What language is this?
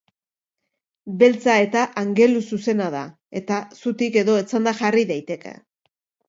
Basque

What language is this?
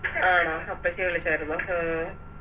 Malayalam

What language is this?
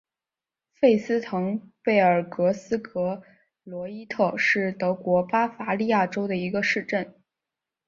Chinese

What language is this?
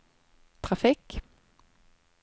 Norwegian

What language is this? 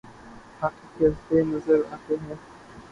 Urdu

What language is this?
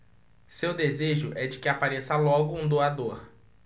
Portuguese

